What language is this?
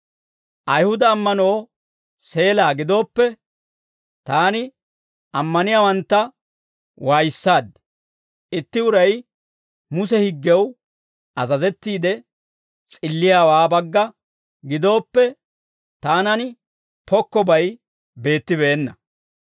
Dawro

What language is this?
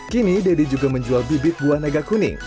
Indonesian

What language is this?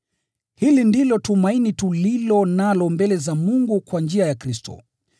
Swahili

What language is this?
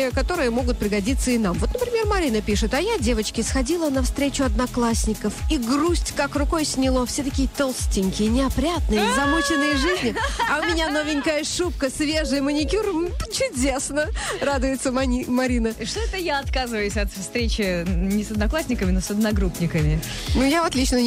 Russian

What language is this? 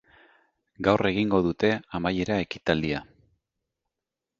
Basque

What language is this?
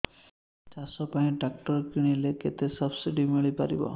Odia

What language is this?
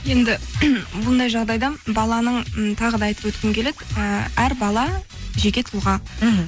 Kazakh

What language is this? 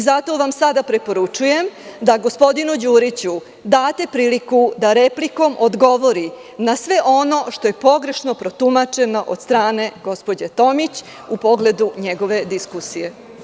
Serbian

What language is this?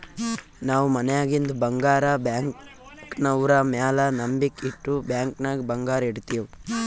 Kannada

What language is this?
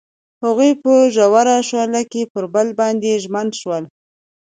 Pashto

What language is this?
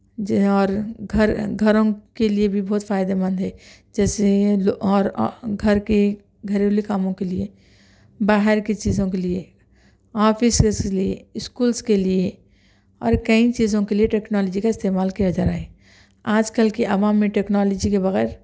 Urdu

